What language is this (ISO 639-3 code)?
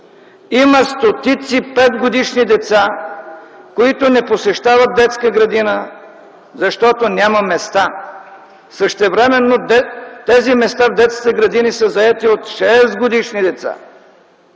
bul